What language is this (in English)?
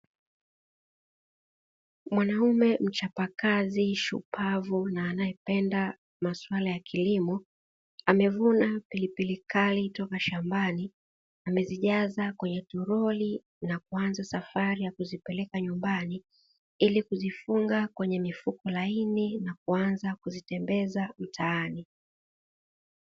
Swahili